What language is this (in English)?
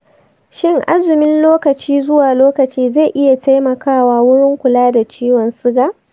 Hausa